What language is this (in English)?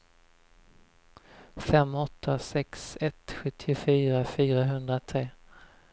Swedish